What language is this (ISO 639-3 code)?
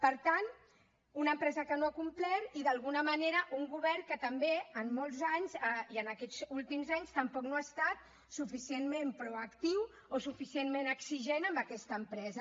cat